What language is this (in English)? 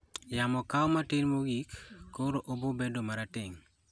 Luo (Kenya and Tanzania)